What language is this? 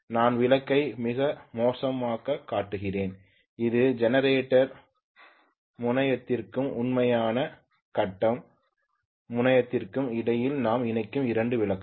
Tamil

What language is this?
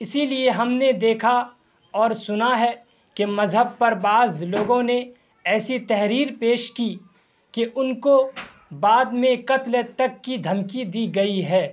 Urdu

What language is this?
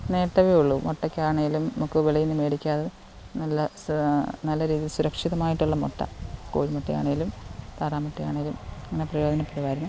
Malayalam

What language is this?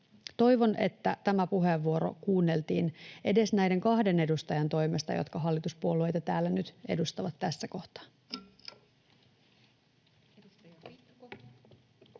Finnish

